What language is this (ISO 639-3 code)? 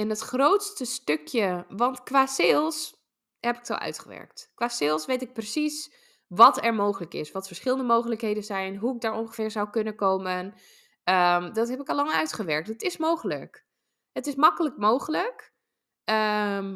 nld